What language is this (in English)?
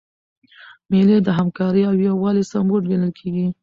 Pashto